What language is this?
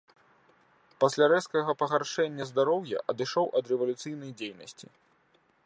Belarusian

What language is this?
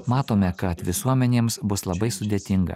Lithuanian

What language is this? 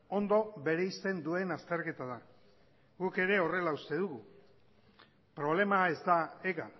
Basque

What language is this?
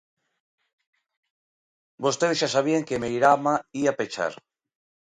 Galician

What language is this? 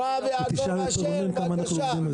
Hebrew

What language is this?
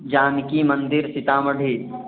Maithili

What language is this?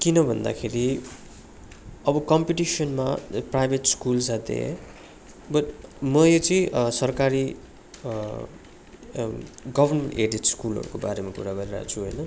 Nepali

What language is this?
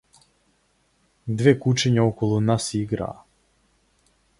Macedonian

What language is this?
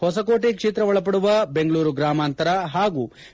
Kannada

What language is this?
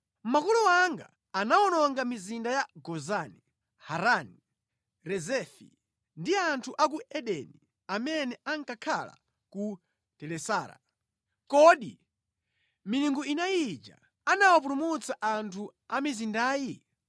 Nyanja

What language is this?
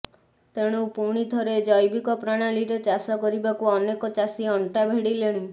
Odia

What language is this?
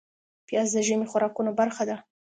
Pashto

